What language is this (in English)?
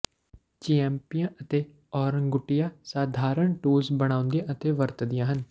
Punjabi